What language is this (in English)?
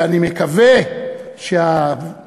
Hebrew